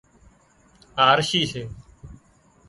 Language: Wadiyara Koli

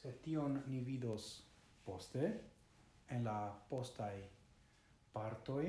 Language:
Italian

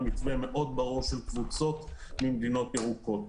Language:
Hebrew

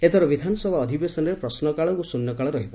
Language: Odia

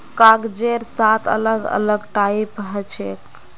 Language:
Magahi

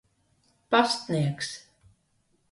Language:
Latvian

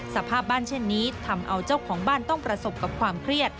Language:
Thai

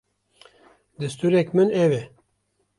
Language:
Kurdish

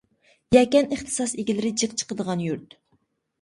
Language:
Uyghur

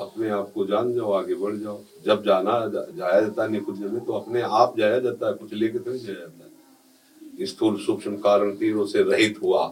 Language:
Hindi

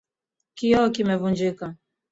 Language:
Swahili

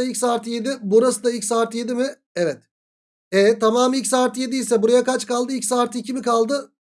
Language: Turkish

